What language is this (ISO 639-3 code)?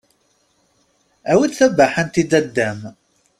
kab